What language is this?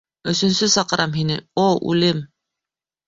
Bashkir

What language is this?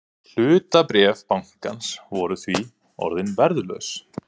Icelandic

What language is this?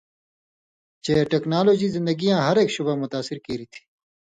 Indus Kohistani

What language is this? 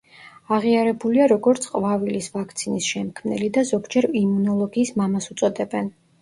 Georgian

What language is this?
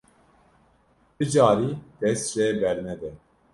Kurdish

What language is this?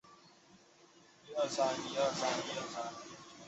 Chinese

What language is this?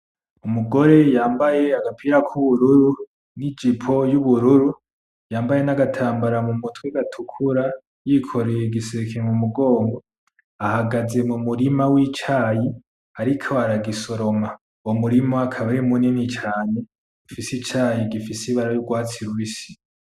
Rundi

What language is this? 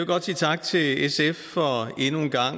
Danish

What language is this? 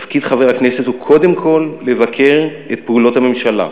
Hebrew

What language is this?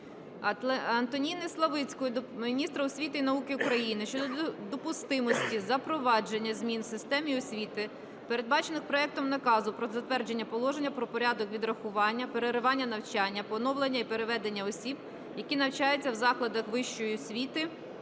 Ukrainian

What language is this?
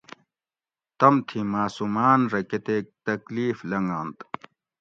Gawri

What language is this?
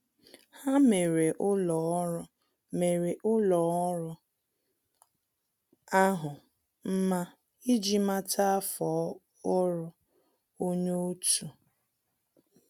Igbo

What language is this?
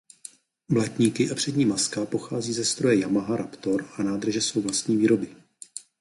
Czech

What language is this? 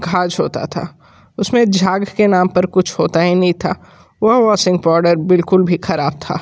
Hindi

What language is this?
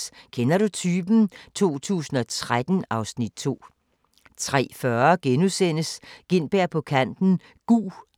Danish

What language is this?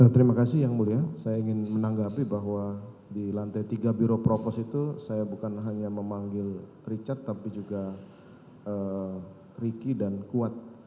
Indonesian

